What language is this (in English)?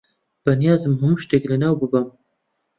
Central Kurdish